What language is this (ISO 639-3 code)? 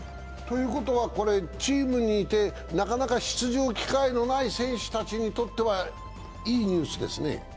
jpn